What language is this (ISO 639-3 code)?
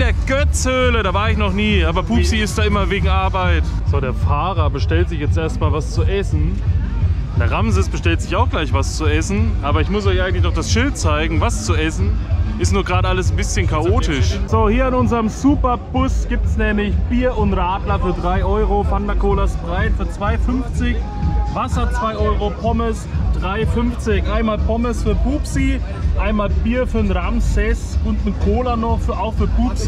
deu